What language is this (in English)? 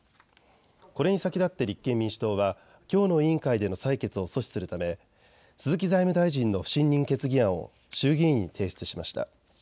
Japanese